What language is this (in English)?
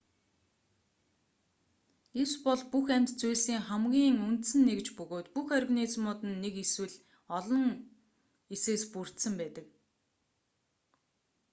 Mongolian